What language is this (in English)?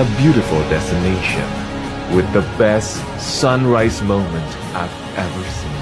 Indonesian